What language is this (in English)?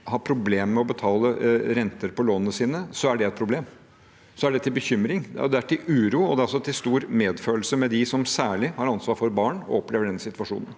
Norwegian